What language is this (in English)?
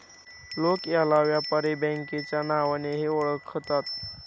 Marathi